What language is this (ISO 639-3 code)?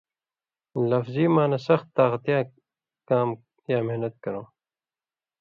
mvy